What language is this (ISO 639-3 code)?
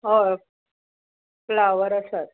kok